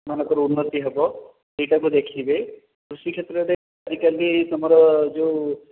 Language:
Odia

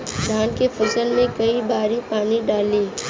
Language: Bhojpuri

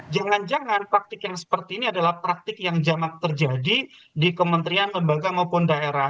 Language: Indonesian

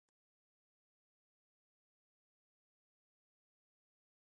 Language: Western Frisian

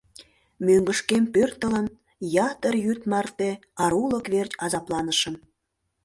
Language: Mari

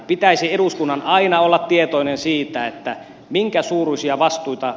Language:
Finnish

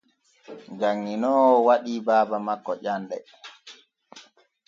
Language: Borgu Fulfulde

